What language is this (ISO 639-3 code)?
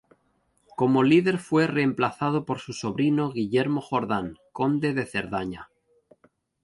spa